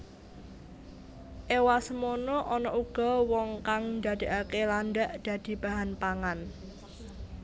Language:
Javanese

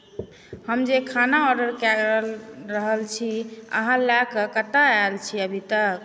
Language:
Maithili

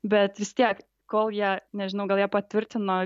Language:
Lithuanian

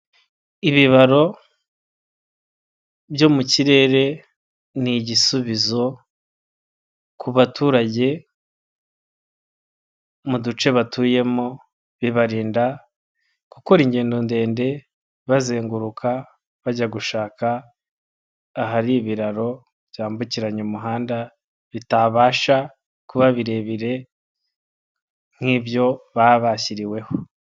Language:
Kinyarwanda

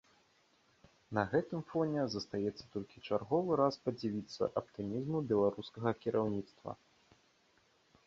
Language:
Belarusian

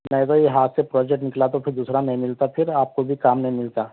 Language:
Urdu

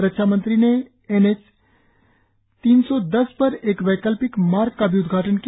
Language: Hindi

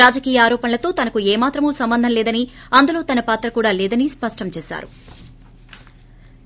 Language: Telugu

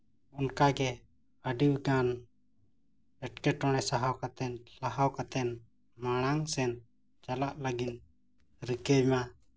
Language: Santali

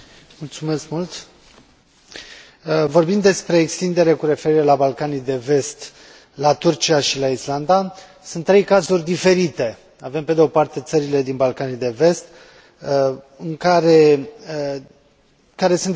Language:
Romanian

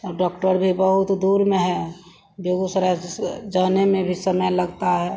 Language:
Hindi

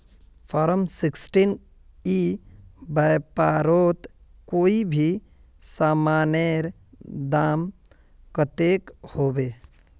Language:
Magahi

